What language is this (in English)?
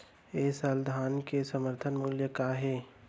Chhattisgarhi